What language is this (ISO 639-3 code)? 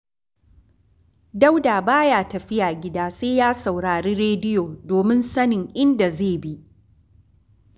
hau